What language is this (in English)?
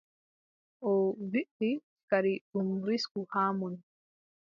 Adamawa Fulfulde